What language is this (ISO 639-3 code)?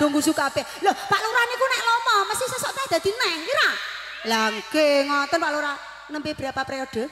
ind